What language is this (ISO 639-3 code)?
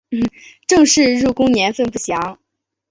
zho